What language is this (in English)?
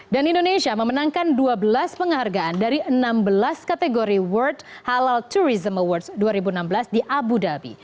Indonesian